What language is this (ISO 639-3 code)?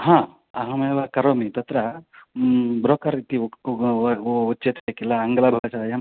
san